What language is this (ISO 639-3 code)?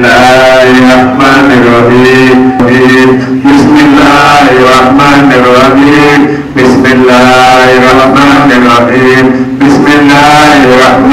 ara